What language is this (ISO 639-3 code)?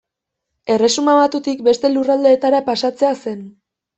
eus